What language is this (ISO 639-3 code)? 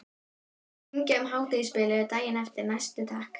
isl